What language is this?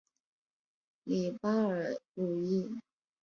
Chinese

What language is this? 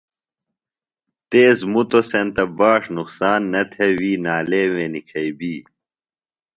Phalura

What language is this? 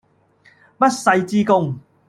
Cantonese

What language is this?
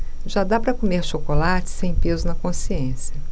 Portuguese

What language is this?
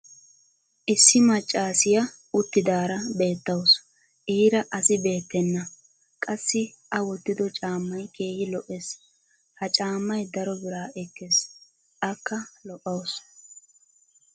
Wolaytta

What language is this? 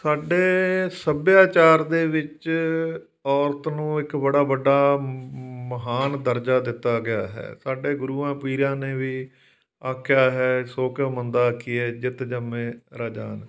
Punjabi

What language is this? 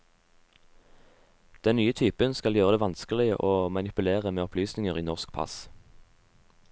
Norwegian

